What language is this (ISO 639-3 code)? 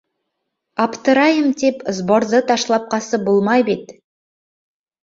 bak